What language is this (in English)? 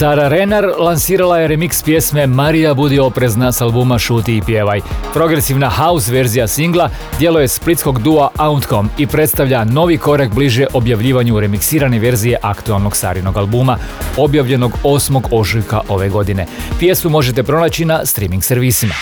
Croatian